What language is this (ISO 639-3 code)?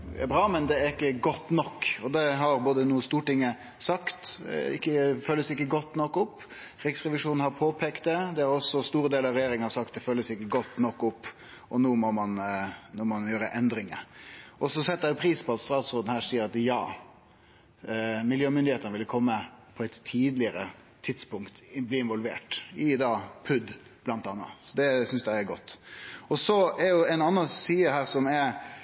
nno